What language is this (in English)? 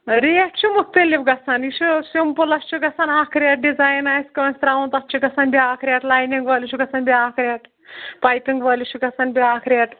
Kashmiri